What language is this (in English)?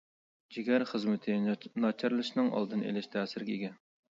Uyghur